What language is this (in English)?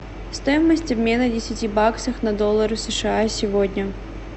Russian